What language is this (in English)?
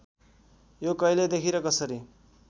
Nepali